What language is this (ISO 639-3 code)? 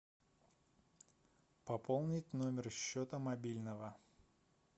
rus